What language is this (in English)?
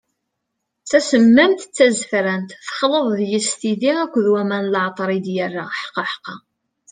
Kabyle